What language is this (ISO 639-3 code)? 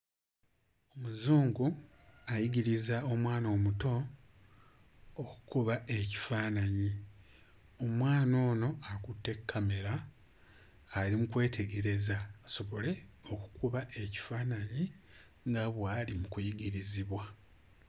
lug